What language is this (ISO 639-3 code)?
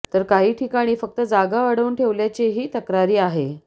mar